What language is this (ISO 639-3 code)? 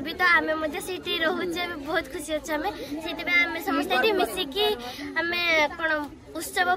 ron